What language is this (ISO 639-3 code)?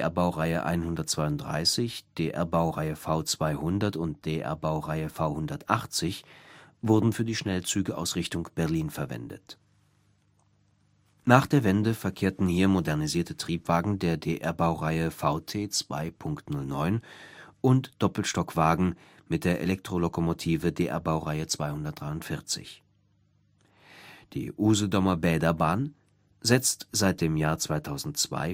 deu